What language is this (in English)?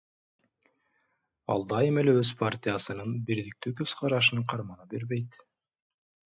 Kyrgyz